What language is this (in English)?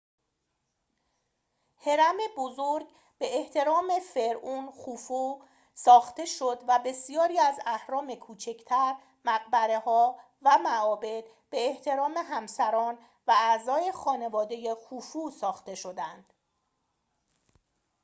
Persian